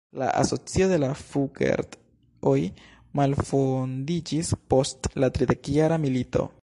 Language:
Esperanto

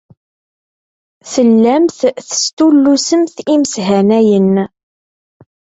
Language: Kabyle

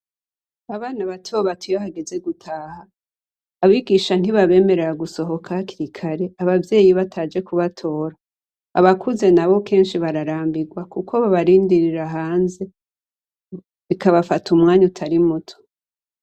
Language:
Rundi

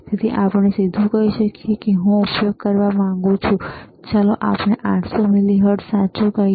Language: Gujarati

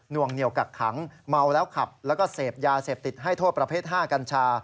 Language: Thai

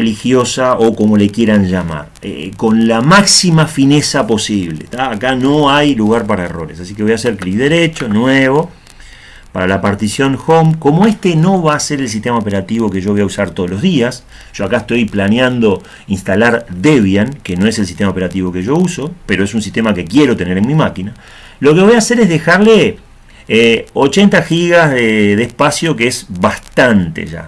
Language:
Spanish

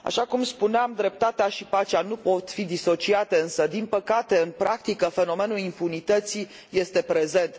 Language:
Romanian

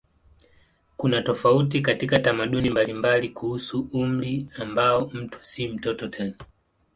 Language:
Swahili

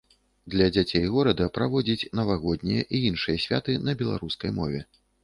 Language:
Belarusian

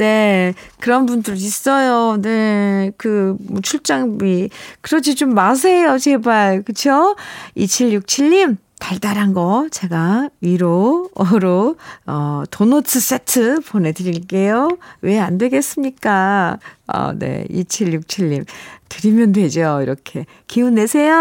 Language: Korean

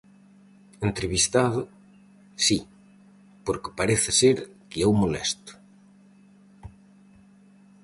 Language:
Galician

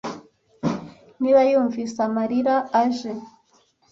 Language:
Kinyarwanda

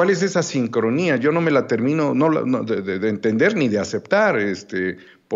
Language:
Spanish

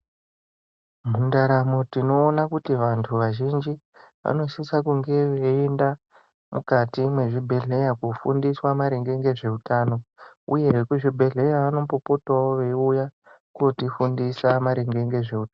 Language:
Ndau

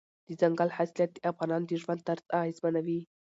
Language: Pashto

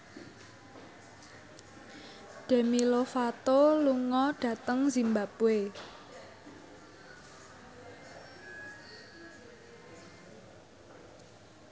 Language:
Javanese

